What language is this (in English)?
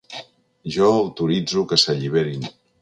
Catalan